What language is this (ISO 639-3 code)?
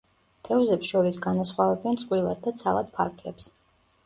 kat